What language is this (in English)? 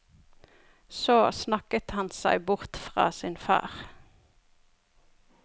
Norwegian